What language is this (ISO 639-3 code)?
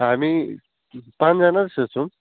nep